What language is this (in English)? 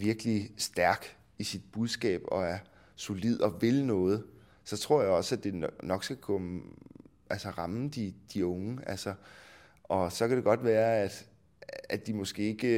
Danish